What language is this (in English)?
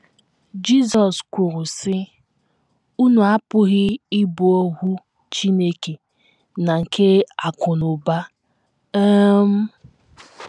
Igbo